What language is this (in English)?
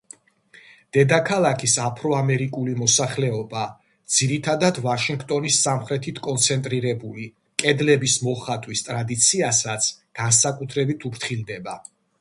Georgian